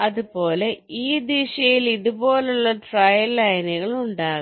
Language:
Malayalam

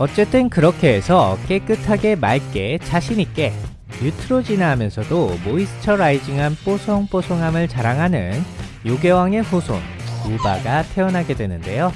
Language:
Korean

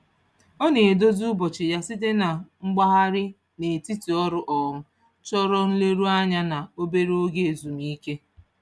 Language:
Igbo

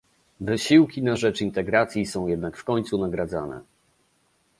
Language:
Polish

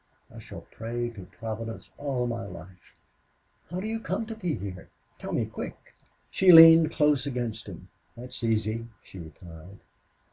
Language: English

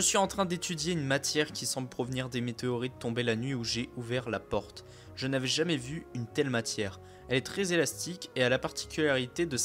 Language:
French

